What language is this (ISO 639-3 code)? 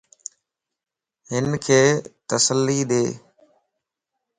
lss